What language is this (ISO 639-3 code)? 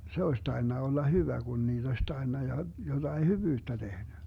fin